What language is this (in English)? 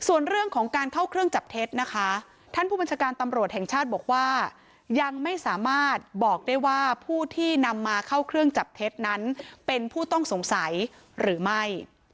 Thai